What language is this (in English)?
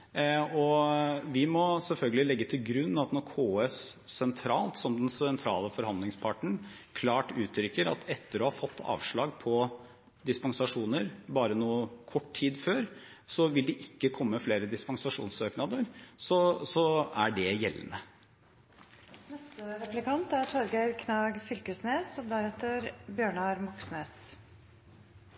Norwegian